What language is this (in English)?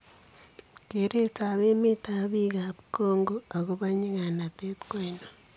Kalenjin